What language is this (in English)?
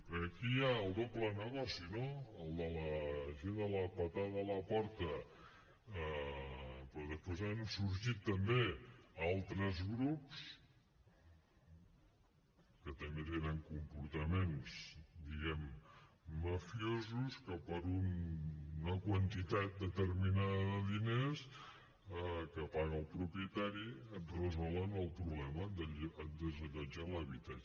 Catalan